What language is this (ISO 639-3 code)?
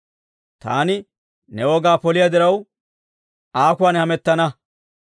dwr